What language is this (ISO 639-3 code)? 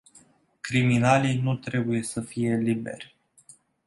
ron